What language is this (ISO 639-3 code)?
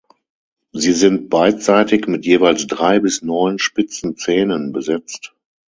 deu